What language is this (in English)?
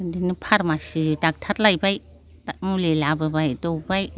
Bodo